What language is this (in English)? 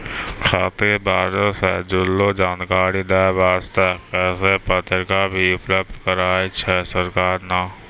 Maithili